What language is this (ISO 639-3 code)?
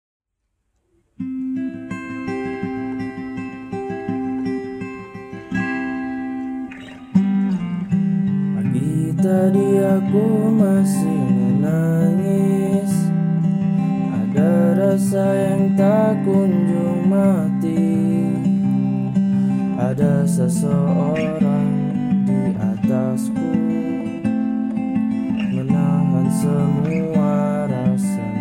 ind